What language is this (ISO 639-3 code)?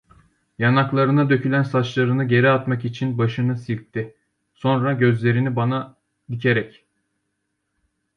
tur